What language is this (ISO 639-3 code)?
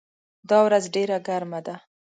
pus